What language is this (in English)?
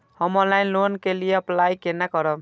Maithili